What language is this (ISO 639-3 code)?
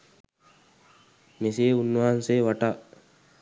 sin